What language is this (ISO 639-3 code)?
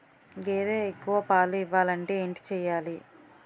tel